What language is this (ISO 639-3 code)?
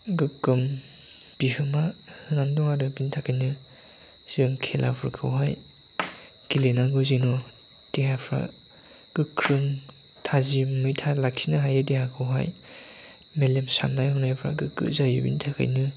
brx